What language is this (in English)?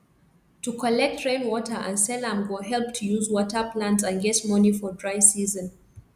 Nigerian Pidgin